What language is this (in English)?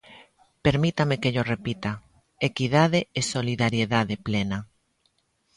Galician